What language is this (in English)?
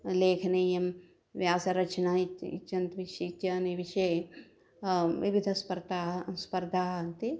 Sanskrit